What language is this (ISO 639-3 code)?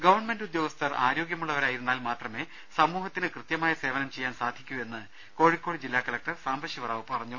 mal